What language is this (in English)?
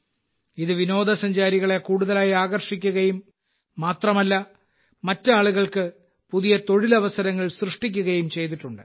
Malayalam